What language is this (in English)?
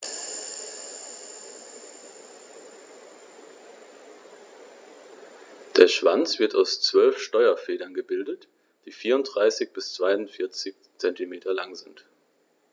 German